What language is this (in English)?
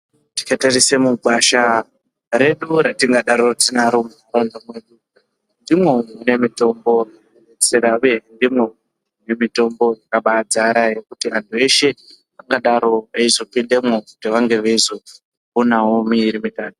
Ndau